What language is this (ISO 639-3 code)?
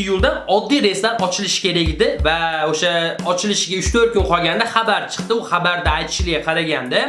rus